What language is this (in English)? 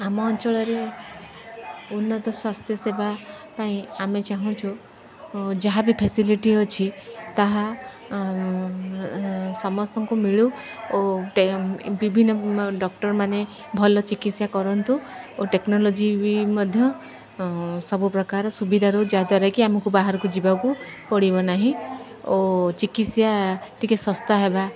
Odia